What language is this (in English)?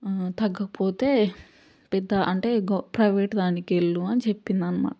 Telugu